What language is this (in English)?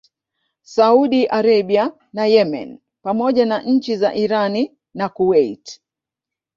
Swahili